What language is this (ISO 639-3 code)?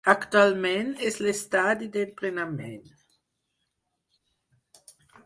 cat